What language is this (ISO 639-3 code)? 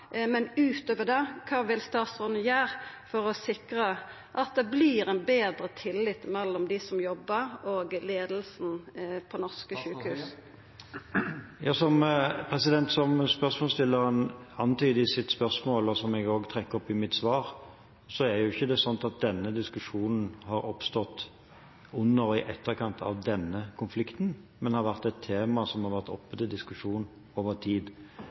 nor